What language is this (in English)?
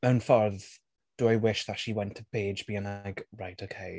Welsh